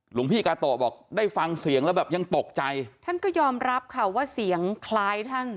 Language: Thai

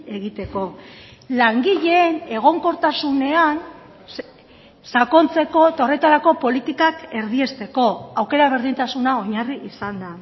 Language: Basque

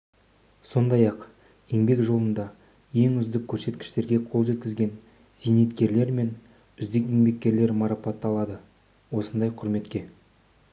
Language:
Kazakh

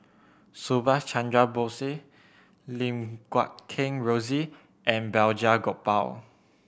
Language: English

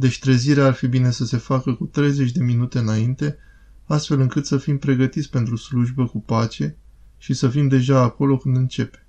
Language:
Romanian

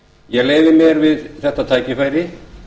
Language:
Icelandic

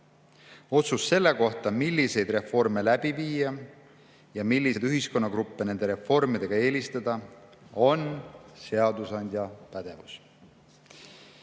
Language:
Estonian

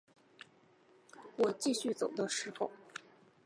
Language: Chinese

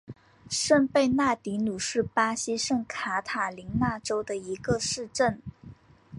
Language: Chinese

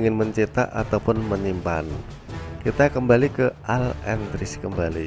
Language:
Indonesian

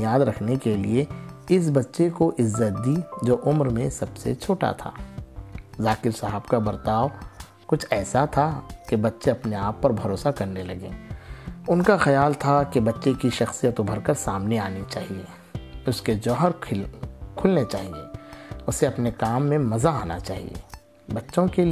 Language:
Urdu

